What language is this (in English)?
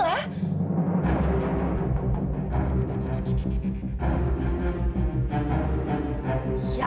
Indonesian